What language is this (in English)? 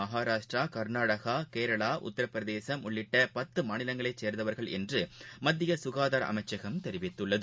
Tamil